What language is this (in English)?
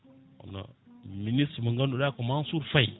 Fula